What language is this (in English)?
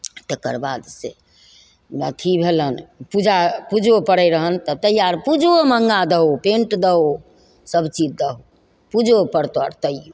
Maithili